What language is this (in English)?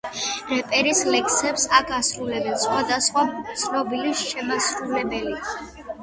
Georgian